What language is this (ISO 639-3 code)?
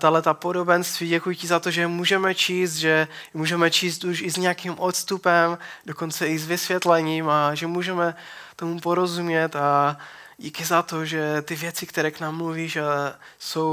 ces